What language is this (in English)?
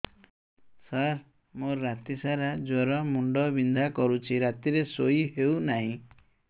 Odia